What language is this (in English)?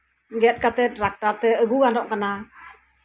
Santali